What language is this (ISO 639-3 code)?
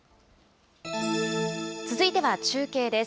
jpn